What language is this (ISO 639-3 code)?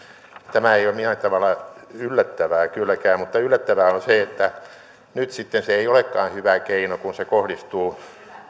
fin